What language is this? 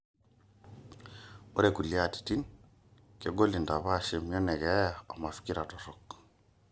Masai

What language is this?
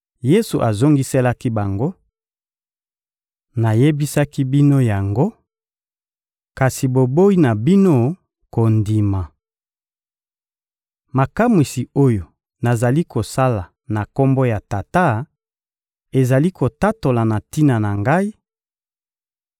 Lingala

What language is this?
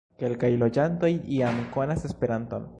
Esperanto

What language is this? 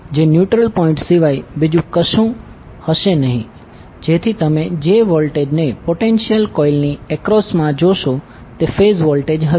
Gujarati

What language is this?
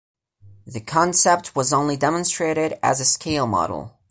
English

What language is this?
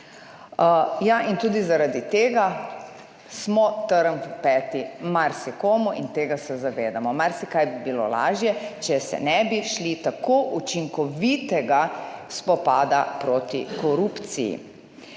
Slovenian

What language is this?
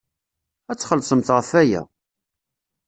Kabyle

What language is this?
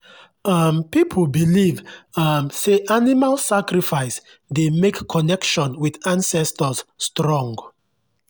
Nigerian Pidgin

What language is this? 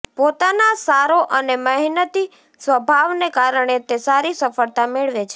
Gujarati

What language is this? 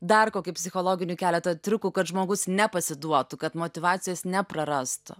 Lithuanian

